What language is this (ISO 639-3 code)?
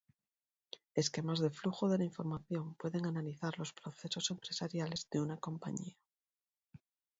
spa